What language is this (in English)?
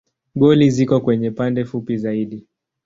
Swahili